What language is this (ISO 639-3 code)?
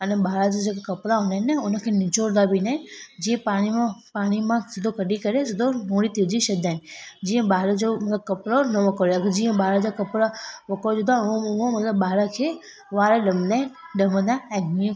snd